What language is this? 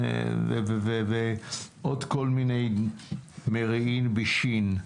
Hebrew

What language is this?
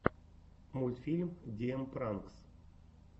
Russian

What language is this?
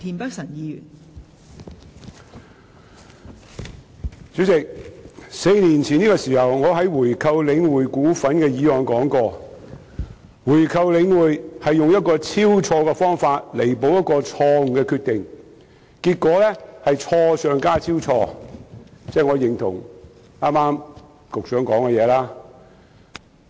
Cantonese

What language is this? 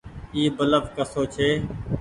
Goaria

